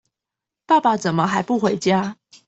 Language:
Chinese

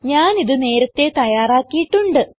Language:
Malayalam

